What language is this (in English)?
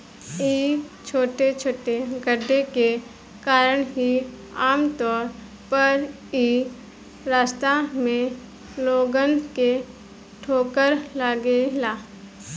Bhojpuri